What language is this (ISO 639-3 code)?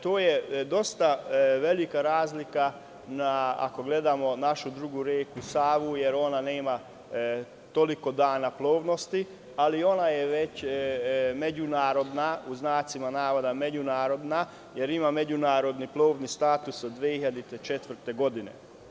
srp